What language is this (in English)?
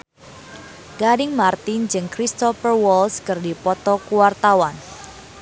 Sundanese